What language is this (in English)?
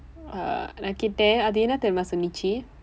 English